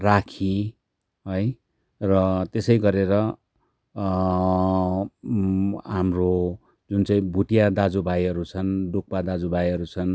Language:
Nepali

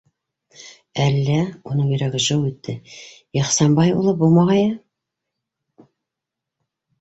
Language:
Bashkir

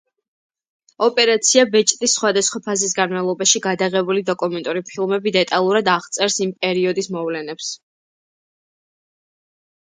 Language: Georgian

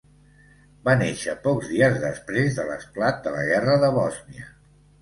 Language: Catalan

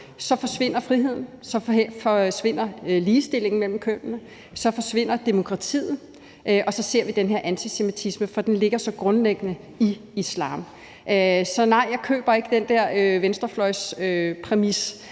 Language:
Danish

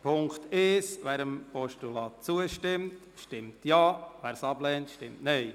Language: Swiss German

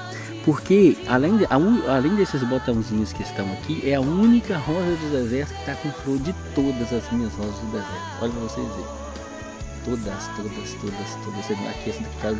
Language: Portuguese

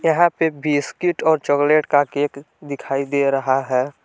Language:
Hindi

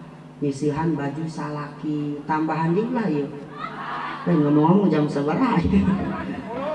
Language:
Indonesian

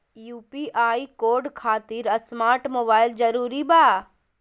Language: Magahi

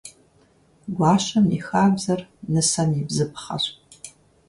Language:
Kabardian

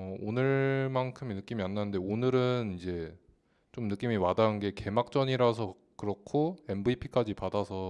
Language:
Korean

